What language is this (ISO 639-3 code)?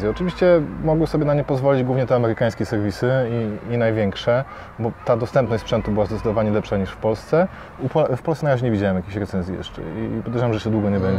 pol